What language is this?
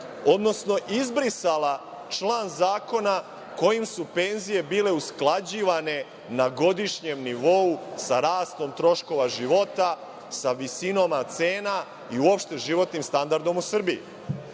Serbian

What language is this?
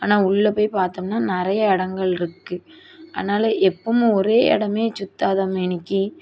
Tamil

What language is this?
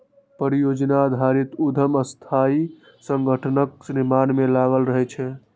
Maithili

